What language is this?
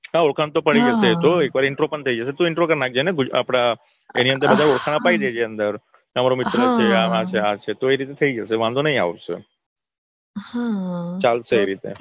Gujarati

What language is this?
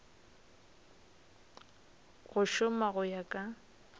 Northern Sotho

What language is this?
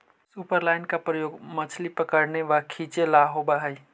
Magahi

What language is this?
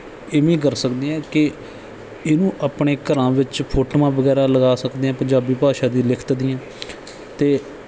Punjabi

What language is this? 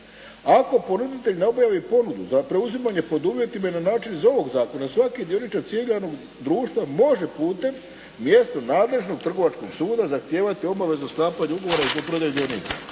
Croatian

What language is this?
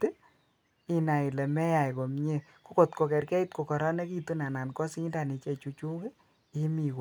Kalenjin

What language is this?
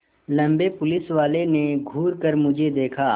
Hindi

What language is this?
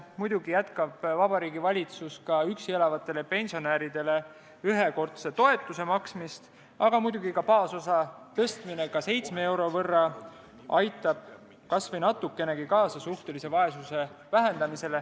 Estonian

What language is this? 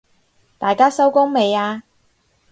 Cantonese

